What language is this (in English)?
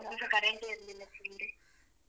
Kannada